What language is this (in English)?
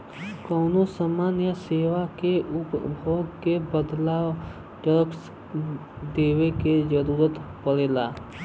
Bhojpuri